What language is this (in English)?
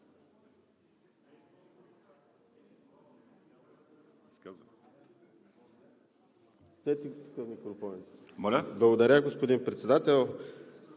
Bulgarian